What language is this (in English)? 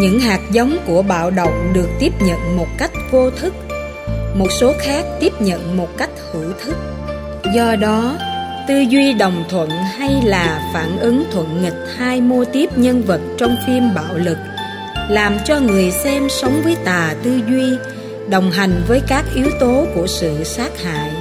Vietnamese